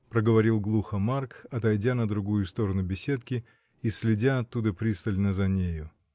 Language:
Russian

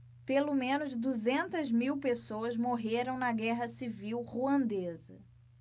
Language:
Portuguese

